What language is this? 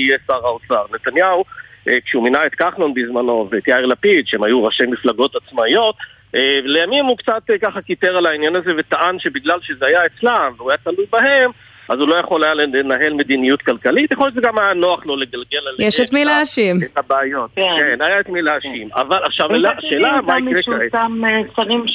Hebrew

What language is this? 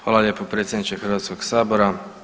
Croatian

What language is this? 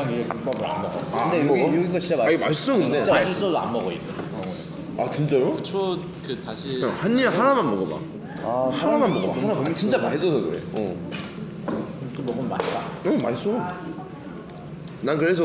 Korean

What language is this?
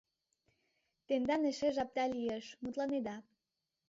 Mari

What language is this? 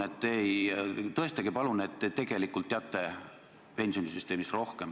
Estonian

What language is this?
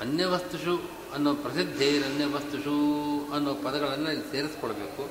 Kannada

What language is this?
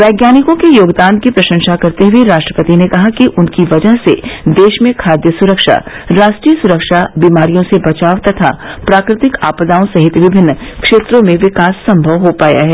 Hindi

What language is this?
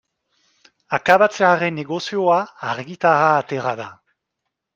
Basque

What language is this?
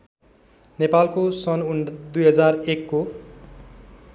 Nepali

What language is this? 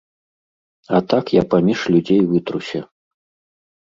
Belarusian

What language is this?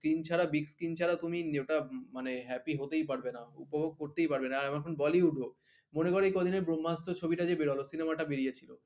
Bangla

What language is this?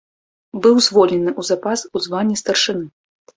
Belarusian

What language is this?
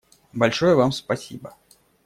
Russian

